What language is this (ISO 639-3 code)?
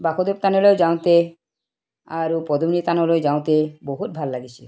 asm